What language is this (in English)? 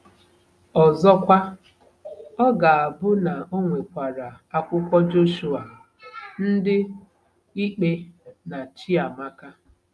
Igbo